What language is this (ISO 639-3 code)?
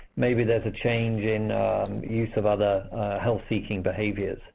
eng